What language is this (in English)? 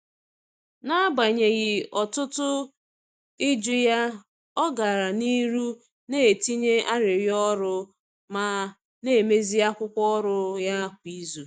Igbo